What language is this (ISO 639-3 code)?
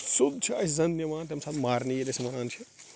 kas